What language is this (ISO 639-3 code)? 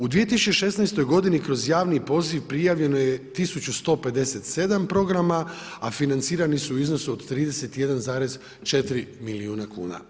hrv